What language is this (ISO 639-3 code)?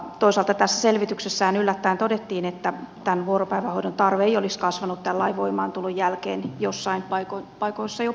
fin